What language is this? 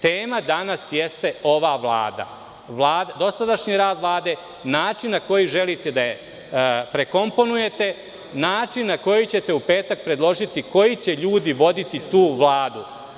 Serbian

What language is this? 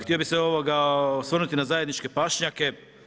Croatian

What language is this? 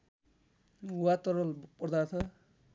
Nepali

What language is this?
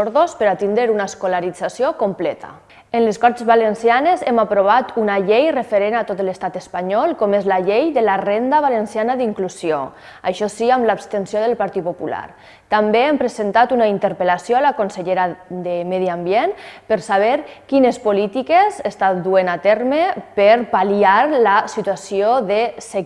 Catalan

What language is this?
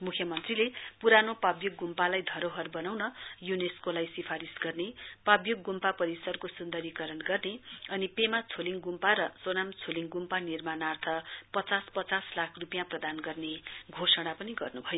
Nepali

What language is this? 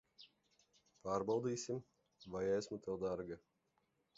Latvian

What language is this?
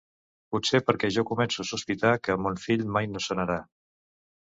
Catalan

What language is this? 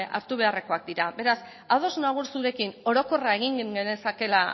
Basque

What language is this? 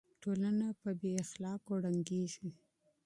Pashto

